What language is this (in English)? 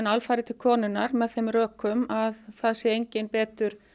Icelandic